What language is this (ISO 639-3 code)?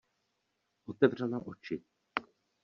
ces